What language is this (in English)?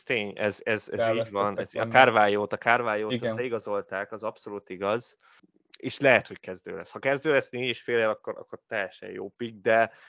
Hungarian